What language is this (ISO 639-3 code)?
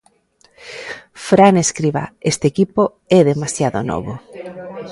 glg